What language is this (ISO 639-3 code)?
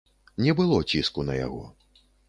bel